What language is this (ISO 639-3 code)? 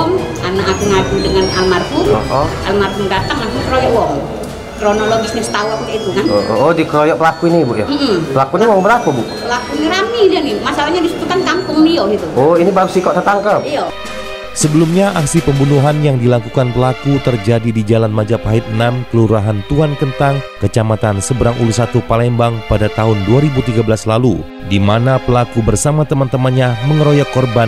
ind